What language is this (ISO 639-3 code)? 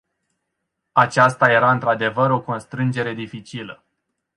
ron